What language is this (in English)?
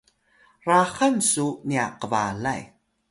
Atayal